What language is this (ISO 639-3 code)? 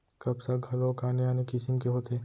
hne